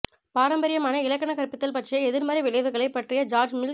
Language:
Tamil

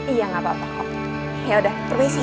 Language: Indonesian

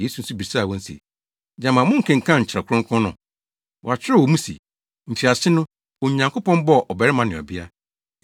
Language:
Akan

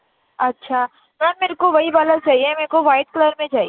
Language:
Urdu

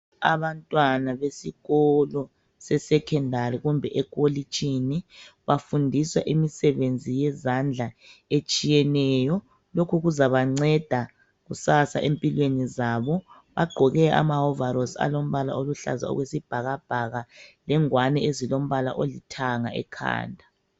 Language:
North Ndebele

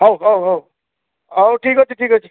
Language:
Odia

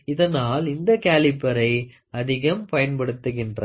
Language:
Tamil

